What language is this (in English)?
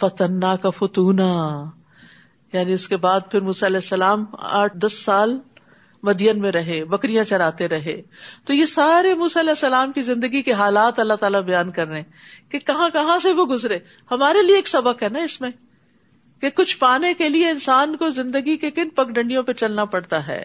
Urdu